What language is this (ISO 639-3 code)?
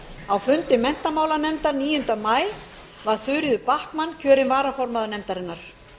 isl